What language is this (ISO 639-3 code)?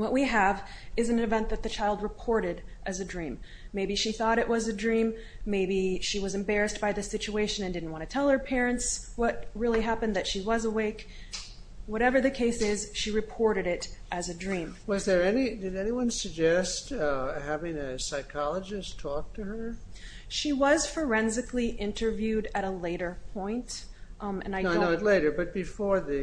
eng